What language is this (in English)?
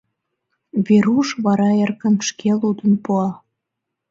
Mari